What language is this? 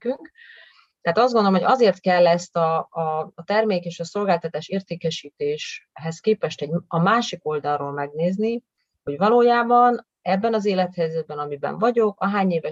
Hungarian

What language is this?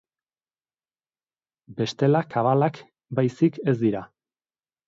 Basque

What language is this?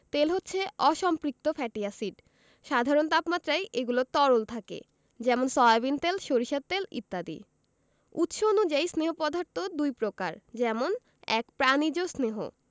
Bangla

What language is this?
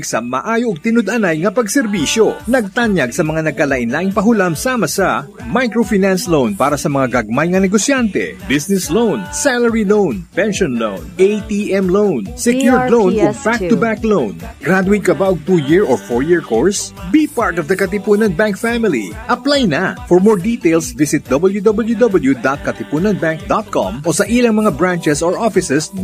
Filipino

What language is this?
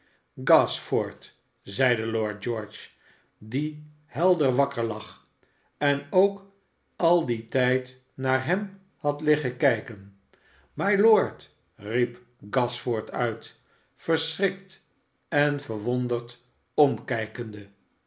Dutch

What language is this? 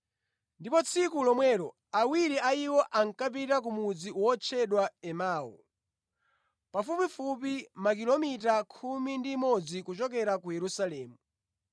Nyanja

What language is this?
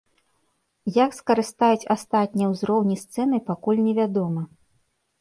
Belarusian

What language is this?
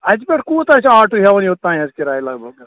Kashmiri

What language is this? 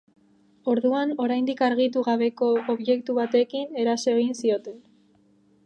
Basque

